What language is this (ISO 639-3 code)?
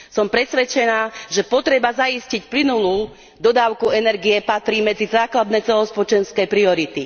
slk